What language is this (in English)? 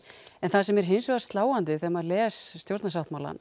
Icelandic